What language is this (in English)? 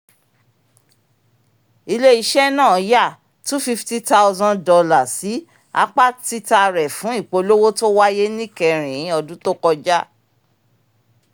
Yoruba